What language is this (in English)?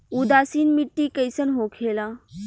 Bhojpuri